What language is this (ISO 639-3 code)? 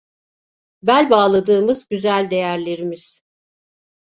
tur